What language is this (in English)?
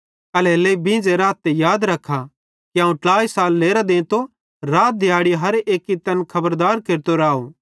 Bhadrawahi